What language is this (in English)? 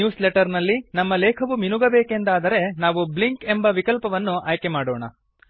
Kannada